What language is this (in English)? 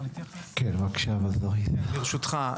Hebrew